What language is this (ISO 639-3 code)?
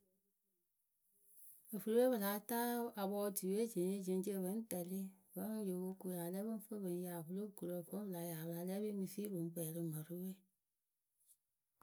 keu